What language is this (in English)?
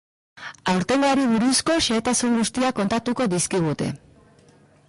Basque